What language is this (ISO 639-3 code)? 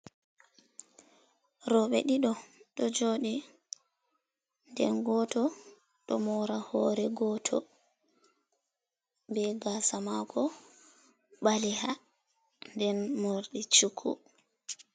ful